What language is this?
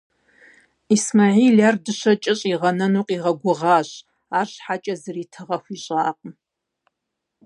Kabardian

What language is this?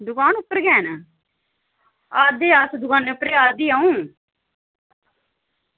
Dogri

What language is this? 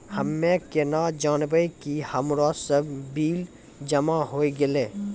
Maithili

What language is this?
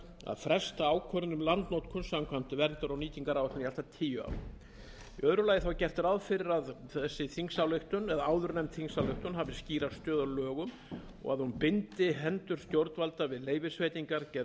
Icelandic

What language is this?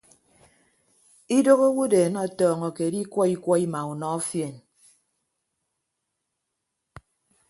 Ibibio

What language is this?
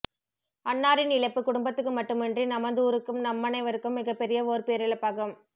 Tamil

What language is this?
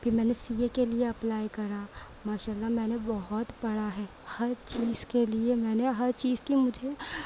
Urdu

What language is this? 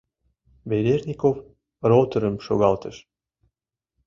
Mari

